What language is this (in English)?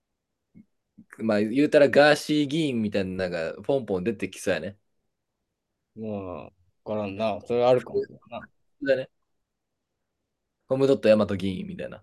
Japanese